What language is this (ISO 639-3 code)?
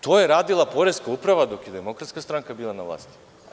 srp